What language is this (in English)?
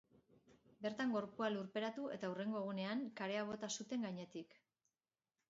Basque